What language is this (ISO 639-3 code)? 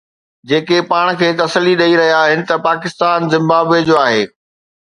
snd